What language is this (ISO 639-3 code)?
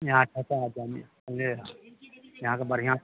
mai